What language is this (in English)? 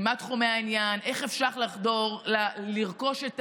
Hebrew